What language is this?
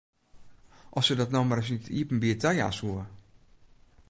Western Frisian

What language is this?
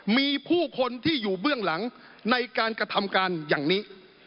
Thai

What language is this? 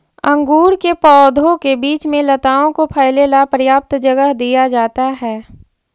Magahi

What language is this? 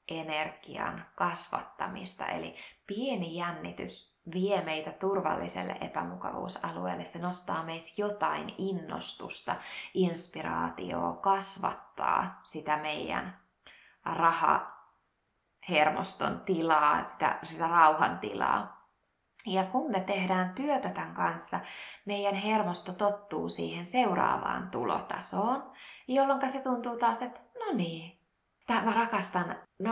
Finnish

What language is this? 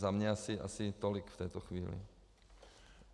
Czech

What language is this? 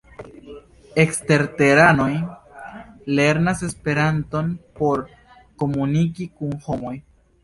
Esperanto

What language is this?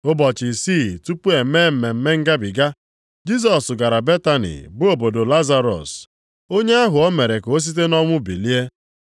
Igbo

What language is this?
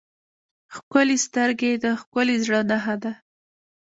Pashto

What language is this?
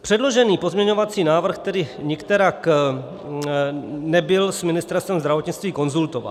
Czech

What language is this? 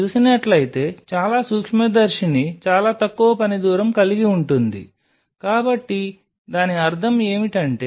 Telugu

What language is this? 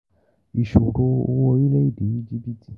Yoruba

